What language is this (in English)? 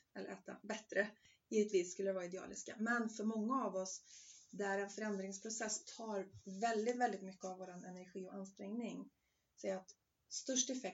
Swedish